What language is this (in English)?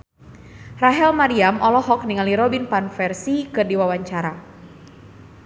Sundanese